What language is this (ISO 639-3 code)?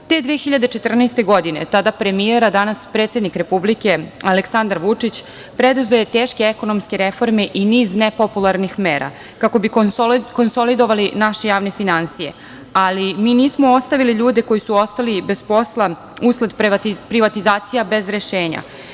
srp